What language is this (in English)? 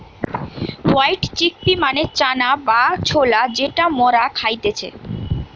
Bangla